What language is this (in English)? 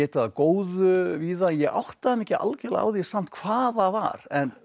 Icelandic